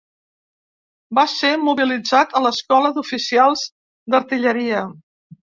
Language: Catalan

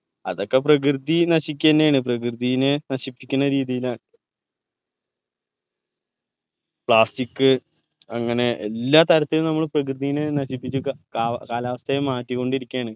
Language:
Malayalam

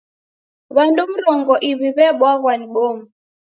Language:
Taita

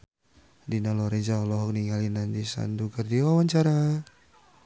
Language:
Sundanese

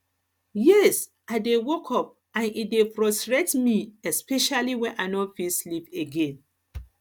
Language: Nigerian Pidgin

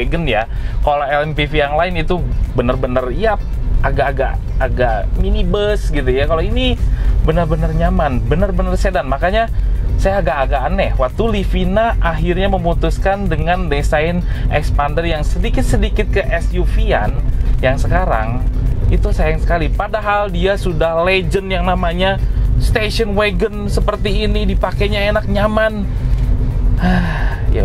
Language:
Indonesian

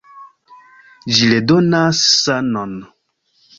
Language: Esperanto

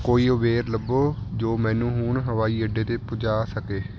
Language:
Punjabi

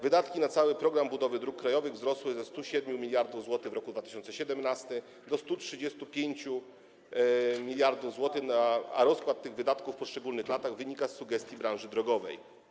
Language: Polish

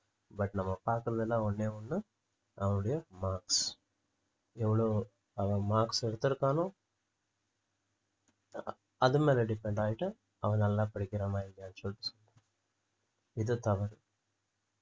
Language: Tamil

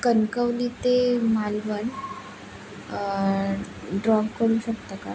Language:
Marathi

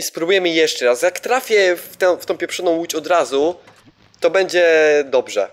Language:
Polish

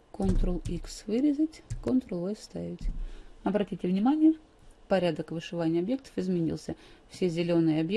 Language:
Russian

